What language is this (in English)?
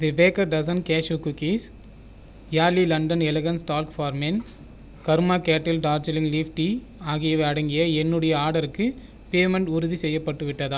Tamil